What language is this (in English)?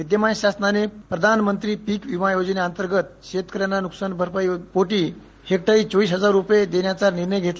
Marathi